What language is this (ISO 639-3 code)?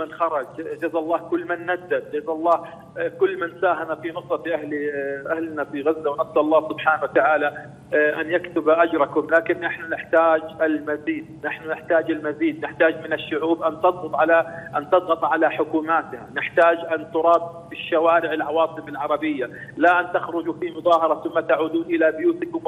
ara